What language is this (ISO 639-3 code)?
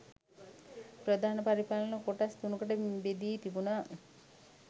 sin